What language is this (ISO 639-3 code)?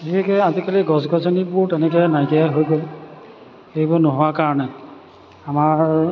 asm